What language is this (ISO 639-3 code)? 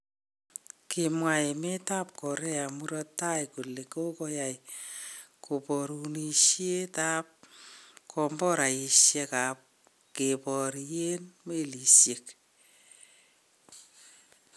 kln